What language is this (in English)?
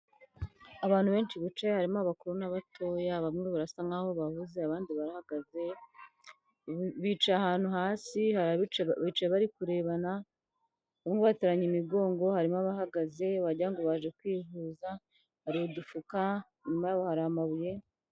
Kinyarwanda